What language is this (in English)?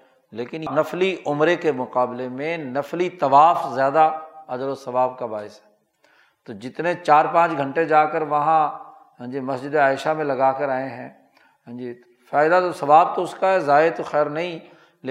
Urdu